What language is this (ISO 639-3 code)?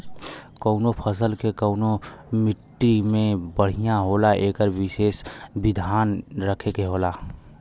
bho